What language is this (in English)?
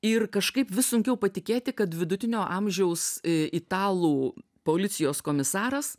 Lithuanian